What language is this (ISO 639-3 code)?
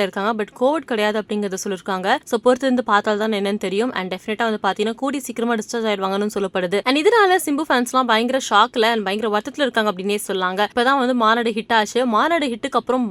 tam